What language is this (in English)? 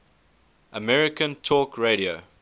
English